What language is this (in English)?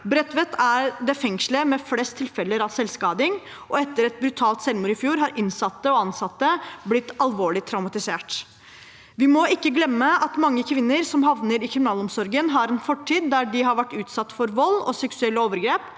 Norwegian